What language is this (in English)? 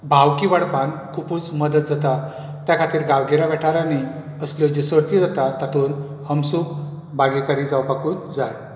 Konkani